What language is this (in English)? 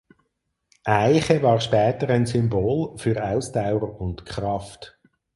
German